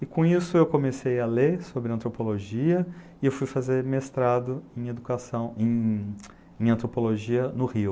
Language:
Portuguese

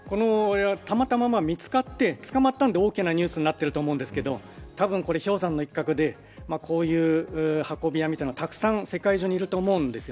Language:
Japanese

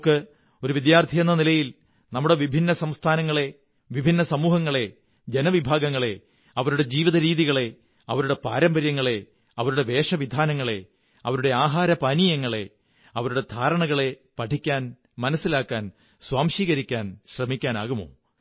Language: Malayalam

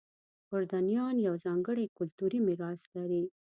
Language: Pashto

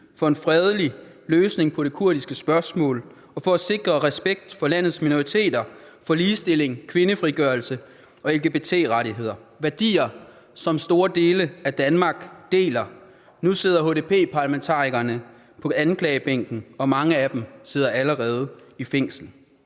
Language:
Danish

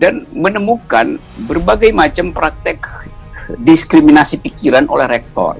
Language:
Indonesian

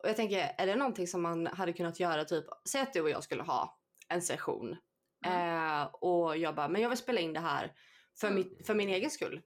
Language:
Swedish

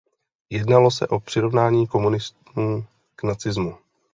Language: Czech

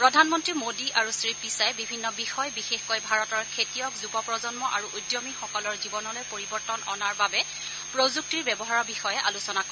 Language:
Assamese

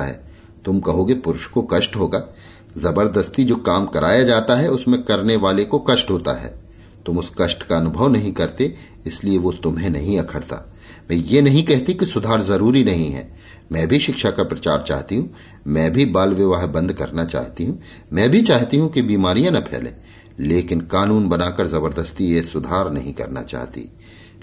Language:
Hindi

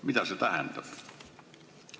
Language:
Estonian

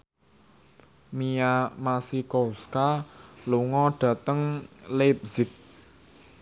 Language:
Javanese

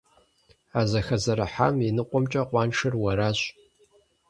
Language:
Kabardian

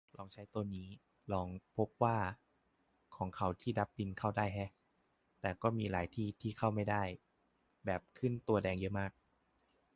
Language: Thai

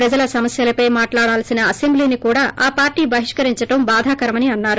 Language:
Telugu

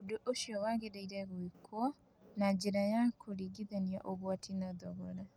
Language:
Kikuyu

